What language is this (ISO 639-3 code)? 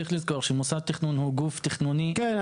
heb